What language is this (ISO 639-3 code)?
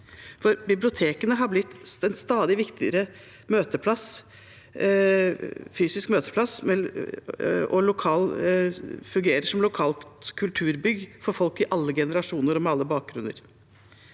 nor